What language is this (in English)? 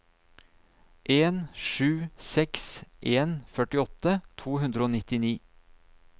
Norwegian